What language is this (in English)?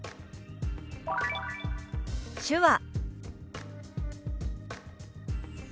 Japanese